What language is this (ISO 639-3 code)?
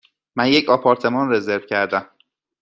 fas